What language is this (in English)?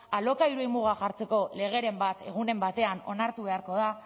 Basque